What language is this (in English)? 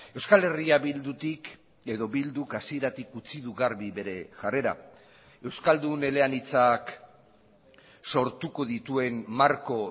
Basque